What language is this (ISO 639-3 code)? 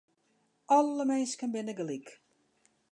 fry